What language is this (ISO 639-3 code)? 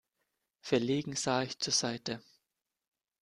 deu